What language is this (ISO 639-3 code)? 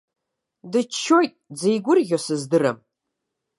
abk